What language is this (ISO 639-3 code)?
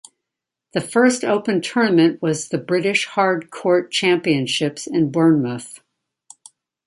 eng